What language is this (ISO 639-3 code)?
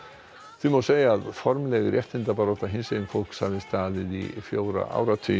isl